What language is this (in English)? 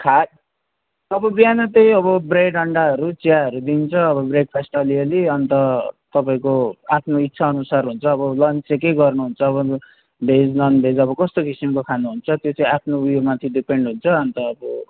Nepali